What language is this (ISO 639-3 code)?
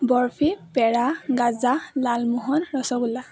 asm